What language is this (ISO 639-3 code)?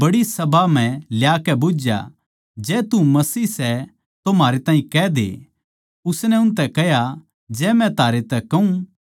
bgc